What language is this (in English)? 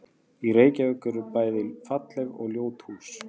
Icelandic